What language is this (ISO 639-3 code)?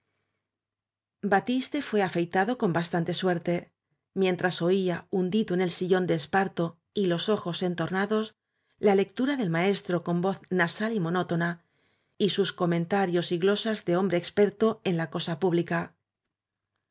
spa